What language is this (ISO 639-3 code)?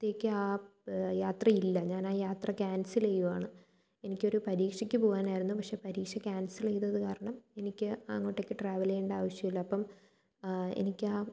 mal